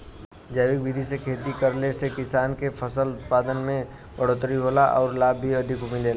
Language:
Bhojpuri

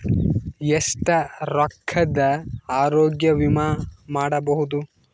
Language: Kannada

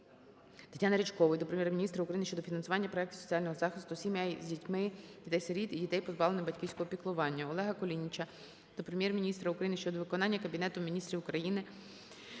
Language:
Ukrainian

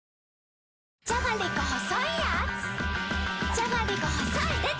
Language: Japanese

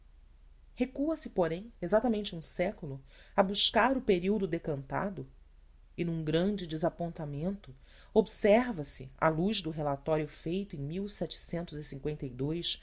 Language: Portuguese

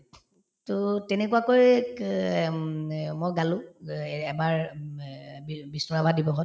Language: Assamese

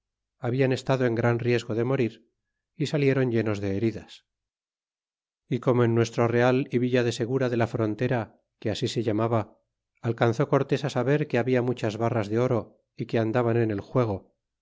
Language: Spanish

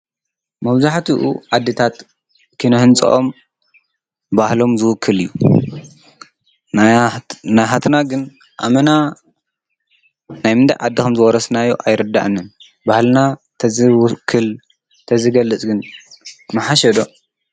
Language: Tigrinya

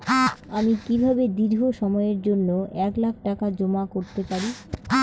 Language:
Bangla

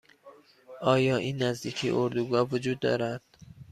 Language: Persian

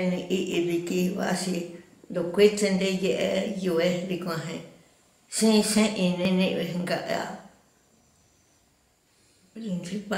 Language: Vietnamese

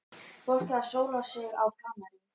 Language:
Icelandic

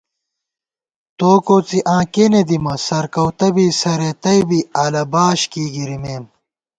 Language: Gawar-Bati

